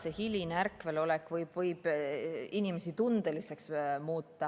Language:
Estonian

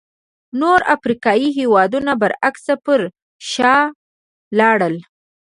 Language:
Pashto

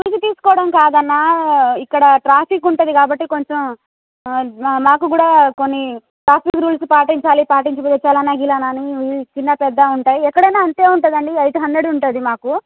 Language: Telugu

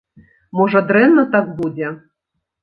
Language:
Belarusian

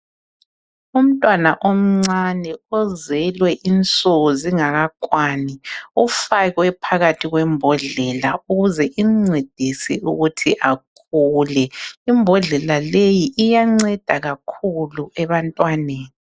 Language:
North Ndebele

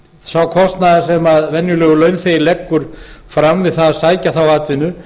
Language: Icelandic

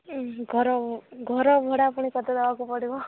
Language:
Odia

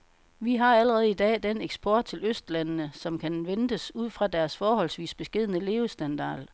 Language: Danish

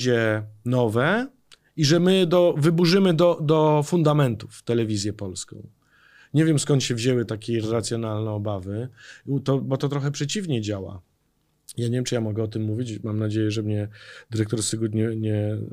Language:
Polish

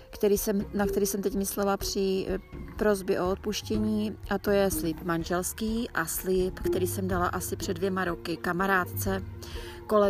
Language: Czech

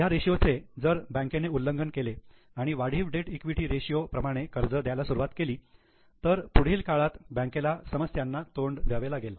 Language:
Marathi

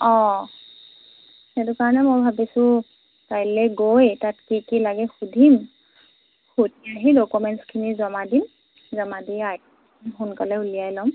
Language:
Assamese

